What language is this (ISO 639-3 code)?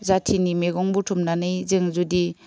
brx